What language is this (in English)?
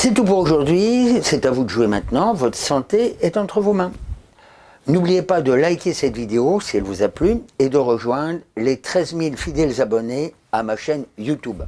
French